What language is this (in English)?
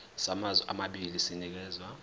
Zulu